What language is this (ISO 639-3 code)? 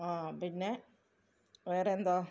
mal